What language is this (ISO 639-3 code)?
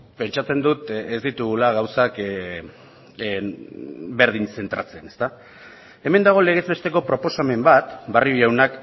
eus